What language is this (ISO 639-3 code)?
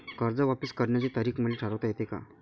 mar